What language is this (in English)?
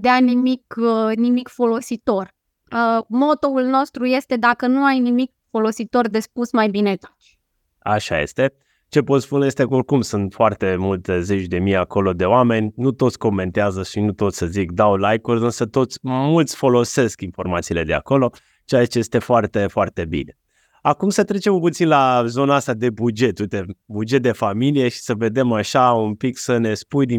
Romanian